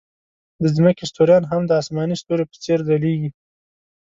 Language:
Pashto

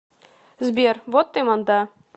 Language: Russian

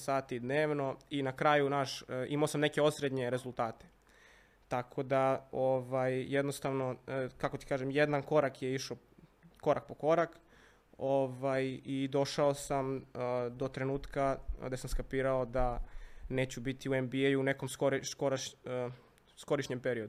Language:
Croatian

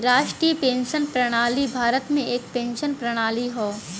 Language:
Bhojpuri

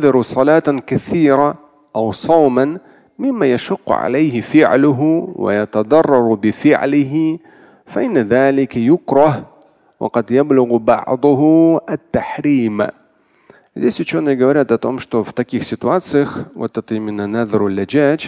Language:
Russian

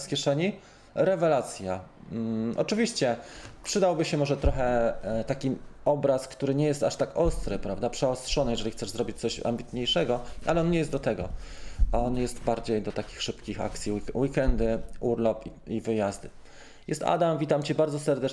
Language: Polish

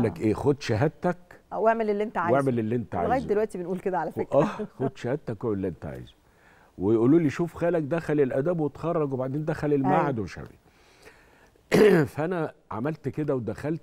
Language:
Arabic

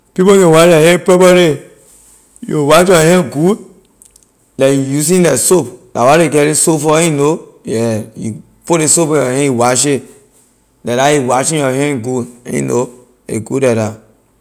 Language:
Liberian English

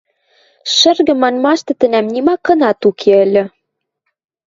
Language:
Western Mari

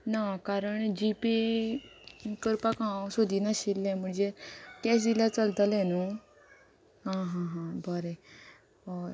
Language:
Konkani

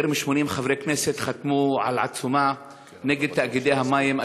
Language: Hebrew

